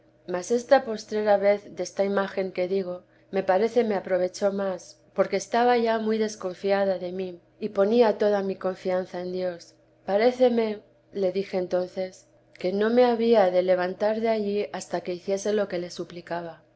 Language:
Spanish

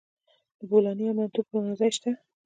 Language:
Pashto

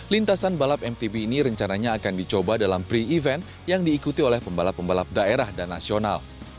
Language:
Indonesian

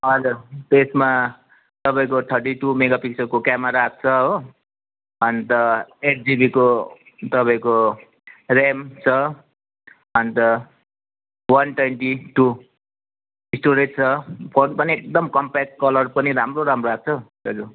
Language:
Nepali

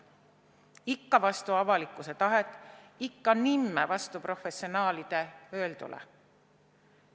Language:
Estonian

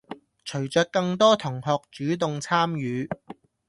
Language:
Cantonese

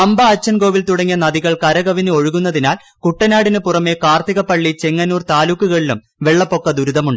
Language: Malayalam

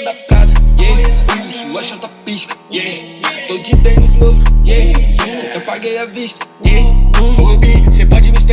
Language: Portuguese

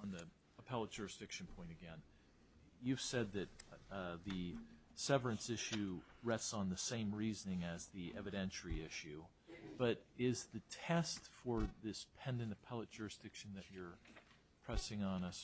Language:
English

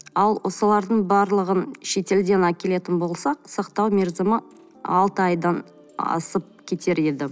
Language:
Kazakh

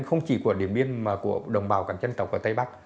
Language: Vietnamese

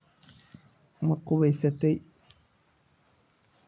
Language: Somali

